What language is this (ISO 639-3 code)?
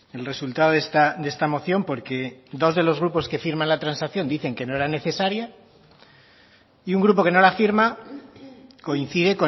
spa